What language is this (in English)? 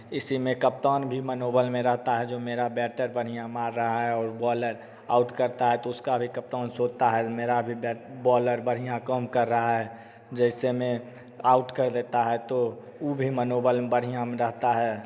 Hindi